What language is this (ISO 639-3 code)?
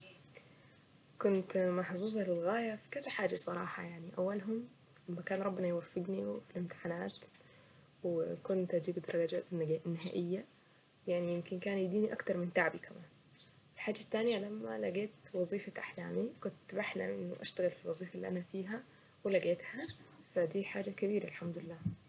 aec